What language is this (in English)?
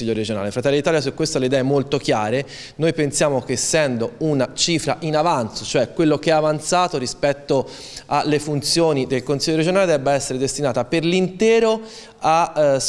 Italian